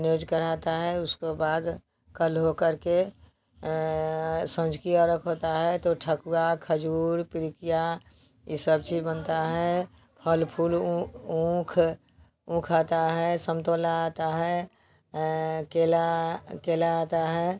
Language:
Hindi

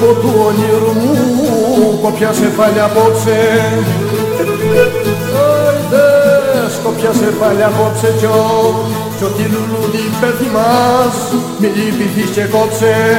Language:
Greek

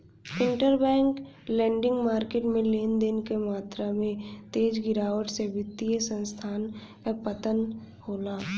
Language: Bhojpuri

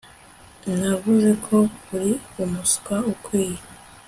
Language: Kinyarwanda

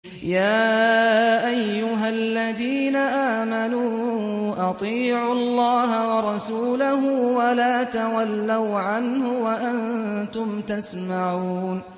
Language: Arabic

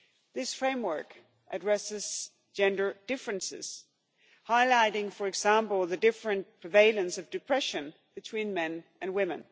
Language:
English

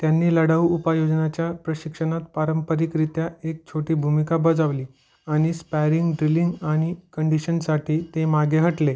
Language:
Marathi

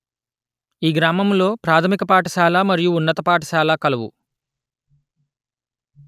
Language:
Telugu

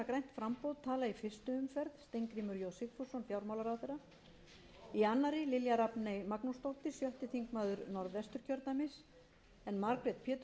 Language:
Icelandic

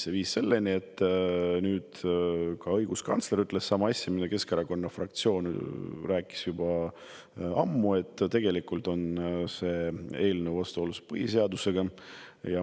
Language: Estonian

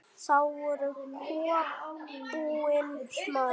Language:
Icelandic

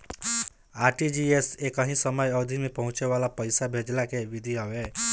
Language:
Bhojpuri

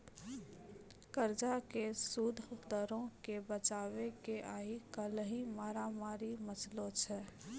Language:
Maithili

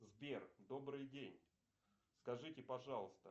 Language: Russian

